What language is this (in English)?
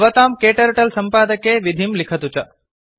Sanskrit